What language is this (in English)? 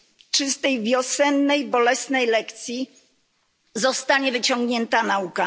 Polish